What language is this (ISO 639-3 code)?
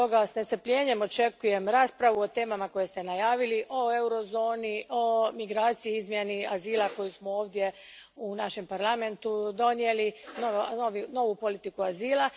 hrv